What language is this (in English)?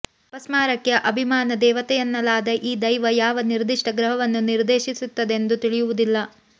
Kannada